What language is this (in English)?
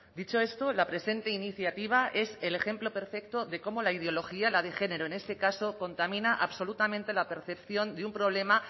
Spanish